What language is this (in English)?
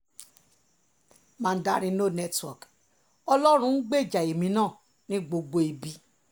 Yoruba